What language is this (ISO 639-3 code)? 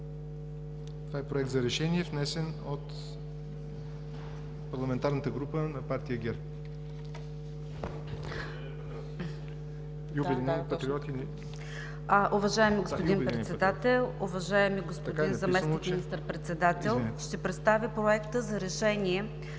bul